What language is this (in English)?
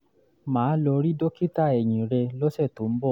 Yoruba